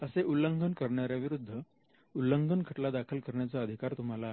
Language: Marathi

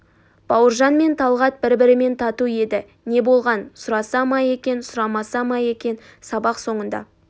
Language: Kazakh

